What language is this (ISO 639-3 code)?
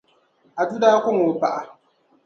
dag